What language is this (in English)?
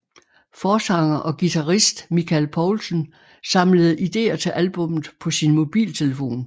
Danish